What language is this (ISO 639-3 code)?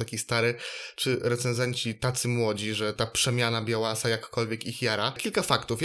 pol